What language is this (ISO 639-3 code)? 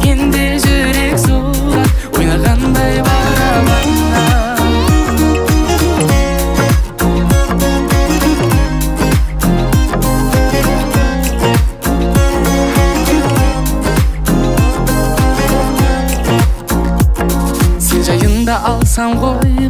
kor